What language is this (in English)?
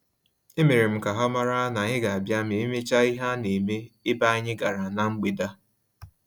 Igbo